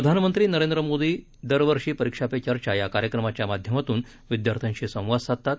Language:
Marathi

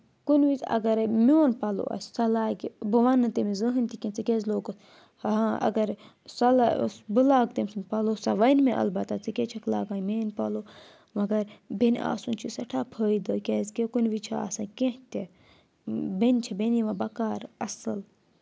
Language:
Kashmiri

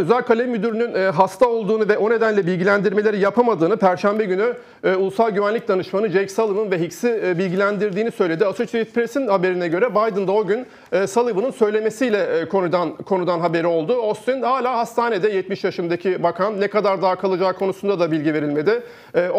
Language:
Turkish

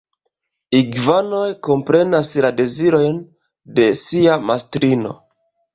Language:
Esperanto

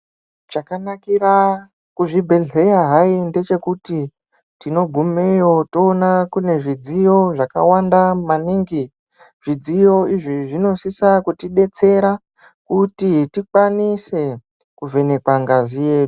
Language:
Ndau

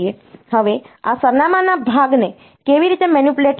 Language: Gujarati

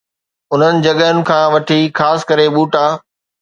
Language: Sindhi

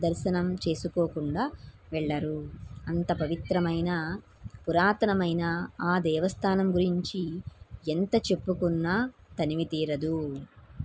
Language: Telugu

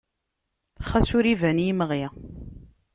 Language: Kabyle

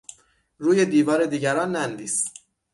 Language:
Persian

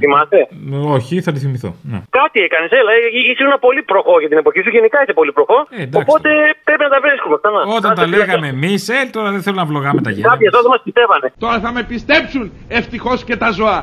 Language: Greek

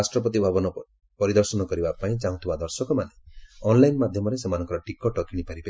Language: Odia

